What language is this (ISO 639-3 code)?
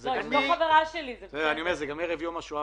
heb